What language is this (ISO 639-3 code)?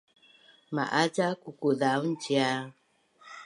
bnn